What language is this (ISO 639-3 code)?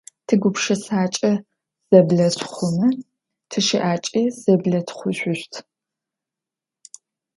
ady